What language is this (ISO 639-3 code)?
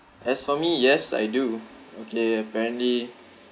eng